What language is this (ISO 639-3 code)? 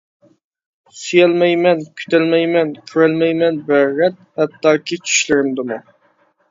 uig